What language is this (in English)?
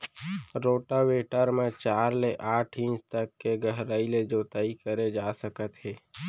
Chhattisgarhi